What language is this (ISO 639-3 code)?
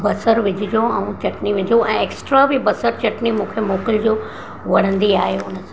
snd